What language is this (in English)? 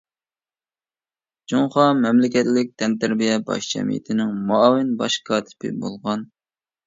Uyghur